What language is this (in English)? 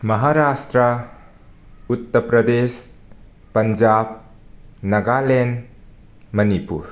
Manipuri